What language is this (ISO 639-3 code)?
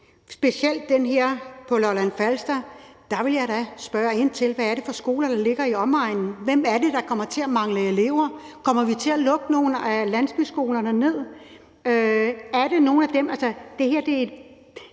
dan